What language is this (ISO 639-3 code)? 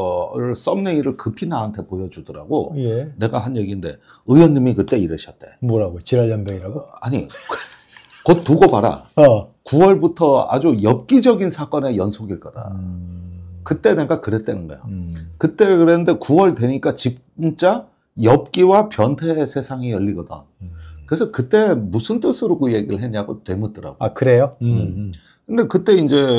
kor